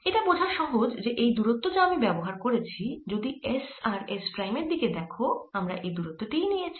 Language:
Bangla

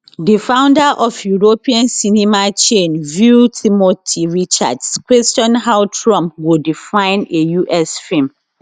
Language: Nigerian Pidgin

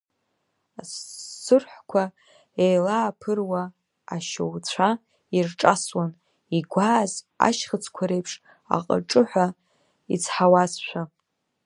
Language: Abkhazian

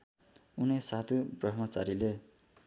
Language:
Nepali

